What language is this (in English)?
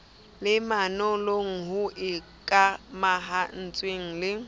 Southern Sotho